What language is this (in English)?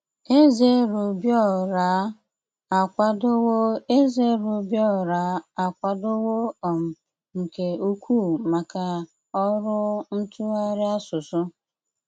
Igbo